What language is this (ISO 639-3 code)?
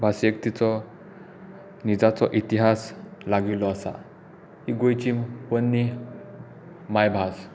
kok